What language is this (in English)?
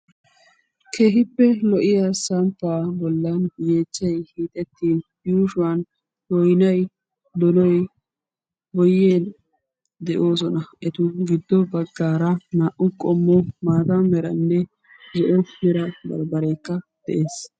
Wolaytta